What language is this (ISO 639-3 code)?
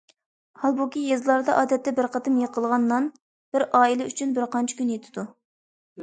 uig